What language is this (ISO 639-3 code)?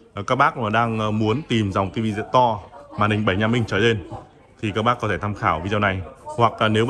vie